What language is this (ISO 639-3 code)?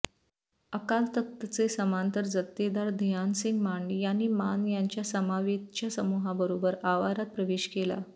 mar